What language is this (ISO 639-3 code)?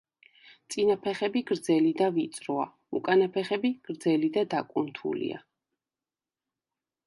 kat